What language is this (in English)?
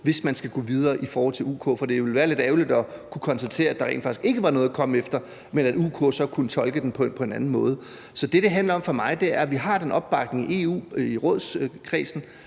Danish